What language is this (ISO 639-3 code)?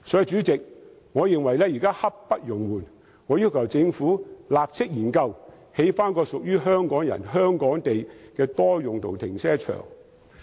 yue